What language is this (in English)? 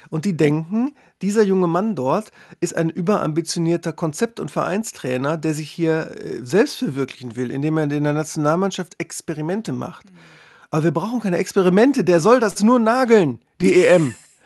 German